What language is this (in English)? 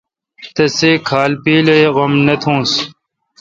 Kalkoti